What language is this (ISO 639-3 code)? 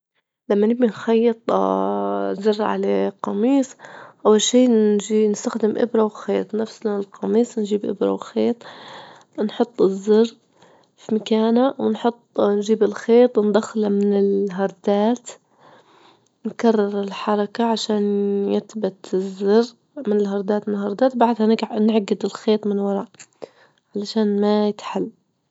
ayl